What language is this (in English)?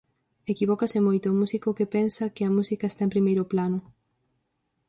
Galician